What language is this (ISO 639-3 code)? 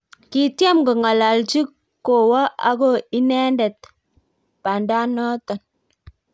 kln